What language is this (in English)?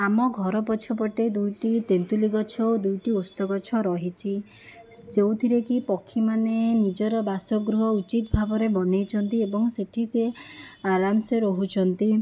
Odia